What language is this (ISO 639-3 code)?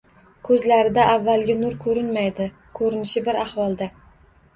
uzb